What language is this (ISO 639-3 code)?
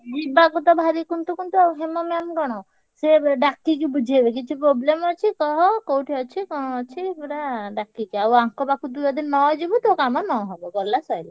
ori